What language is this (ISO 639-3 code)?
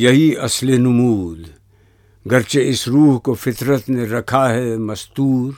urd